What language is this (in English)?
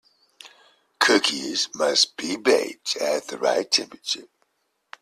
English